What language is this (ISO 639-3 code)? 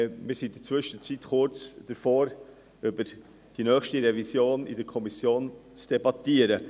gsw